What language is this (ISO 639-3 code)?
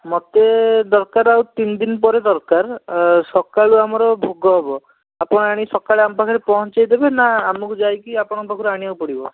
ori